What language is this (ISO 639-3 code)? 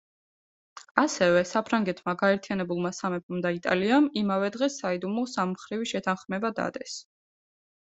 kat